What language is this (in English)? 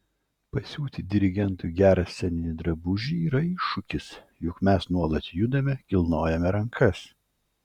Lithuanian